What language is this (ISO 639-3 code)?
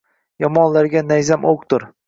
uzb